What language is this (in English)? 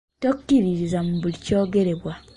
Ganda